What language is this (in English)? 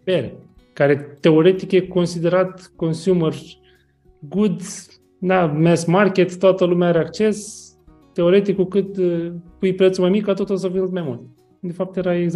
Romanian